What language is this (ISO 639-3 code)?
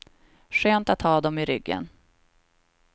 swe